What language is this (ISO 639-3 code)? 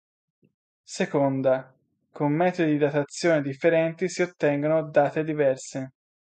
ita